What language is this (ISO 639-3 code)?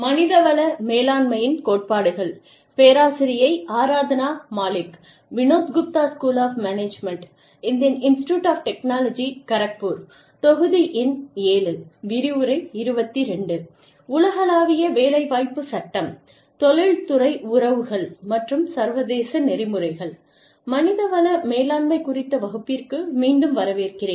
tam